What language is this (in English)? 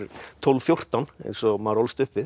Icelandic